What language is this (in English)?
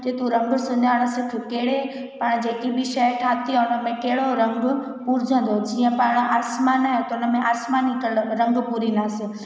Sindhi